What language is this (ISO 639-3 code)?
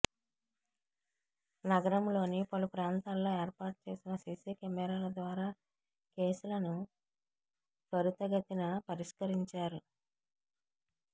tel